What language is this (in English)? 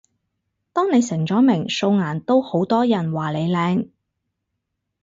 Cantonese